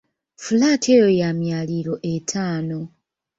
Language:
Ganda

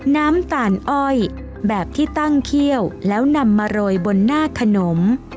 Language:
Thai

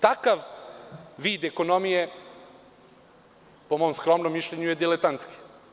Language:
Serbian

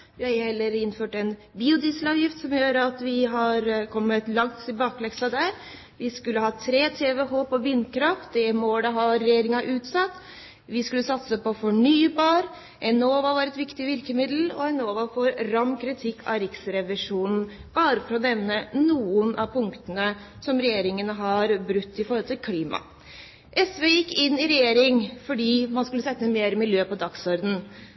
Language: Norwegian Bokmål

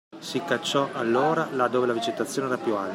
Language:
Italian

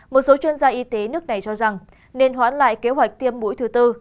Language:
Vietnamese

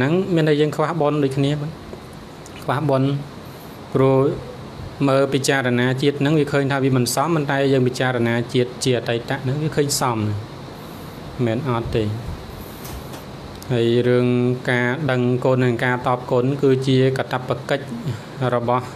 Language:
Thai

